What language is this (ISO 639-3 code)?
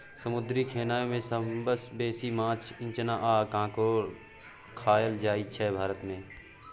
mai